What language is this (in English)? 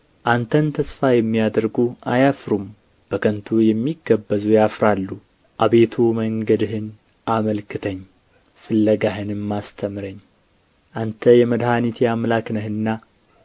Amharic